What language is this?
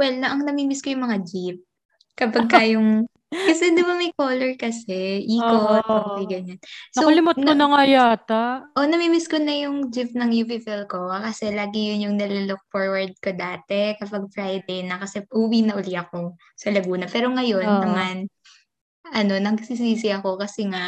Filipino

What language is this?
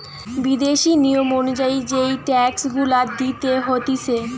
Bangla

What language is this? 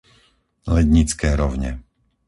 Slovak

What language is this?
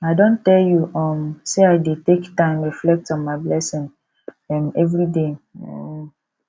Nigerian Pidgin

